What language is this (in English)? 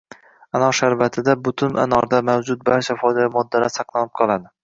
Uzbek